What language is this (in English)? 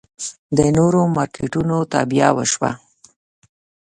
Pashto